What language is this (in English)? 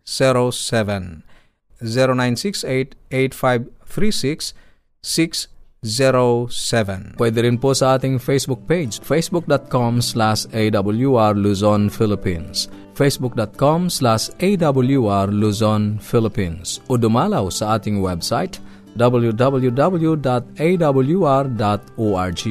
Filipino